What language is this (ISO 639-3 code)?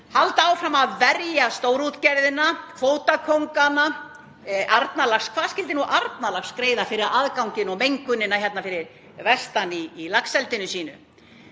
isl